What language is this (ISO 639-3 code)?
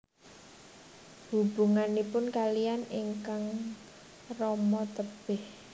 jav